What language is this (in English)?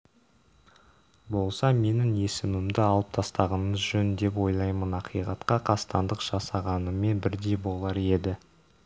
Kazakh